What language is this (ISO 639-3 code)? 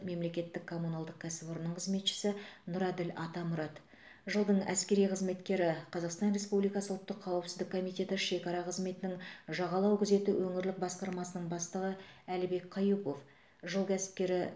kaz